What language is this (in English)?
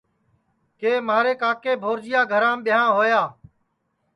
Sansi